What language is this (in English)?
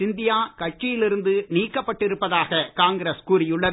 Tamil